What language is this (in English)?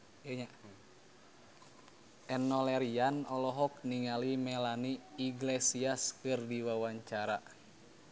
Sundanese